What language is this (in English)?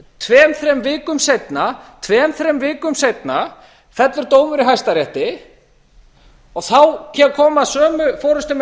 Icelandic